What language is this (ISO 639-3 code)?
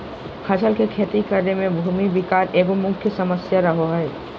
mag